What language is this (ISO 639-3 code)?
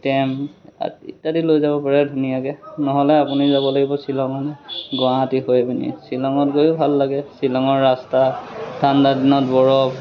asm